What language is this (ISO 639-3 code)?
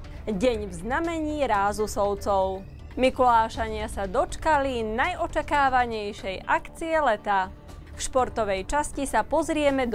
slk